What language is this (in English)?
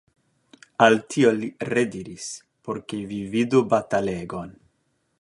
Esperanto